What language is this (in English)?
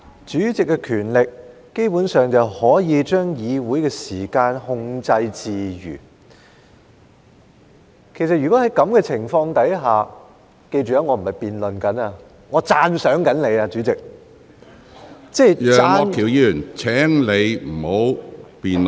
Cantonese